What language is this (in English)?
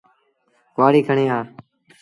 Sindhi Bhil